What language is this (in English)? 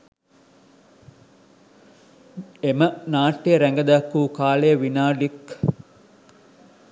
Sinhala